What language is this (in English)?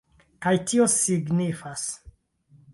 Esperanto